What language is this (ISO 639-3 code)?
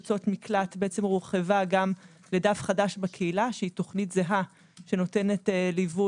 heb